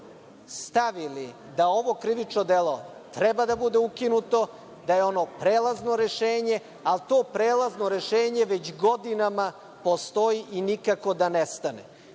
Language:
Serbian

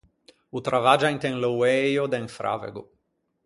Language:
Ligurian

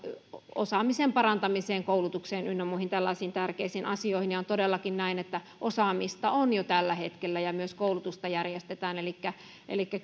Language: Finnish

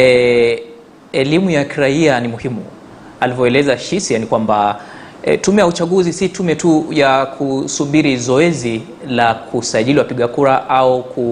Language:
Swahili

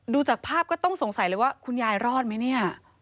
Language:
Thai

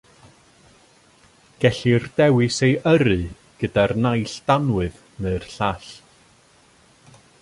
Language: Welsh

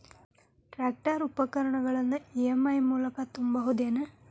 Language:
Kannada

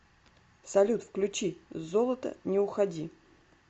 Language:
Russian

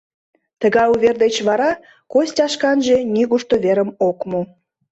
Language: Mari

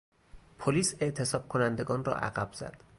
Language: Persian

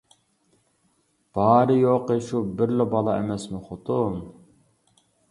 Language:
Uyghur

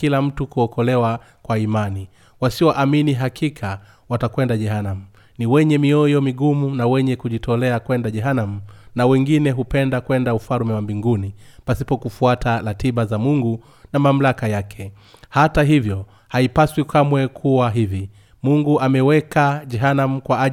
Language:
Swahili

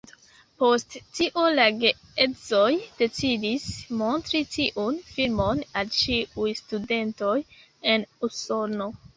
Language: Esperanto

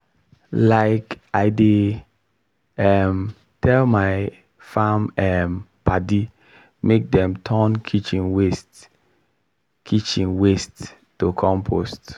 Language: Nigerian Pidgin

